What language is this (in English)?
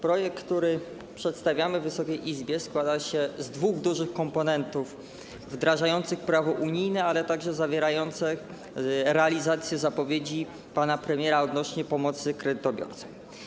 Polish